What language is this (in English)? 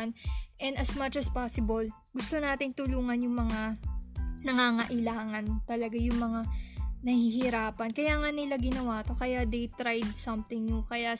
Filipino